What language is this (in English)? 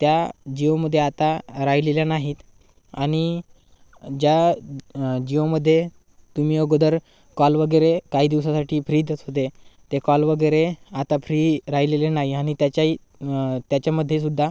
Marathi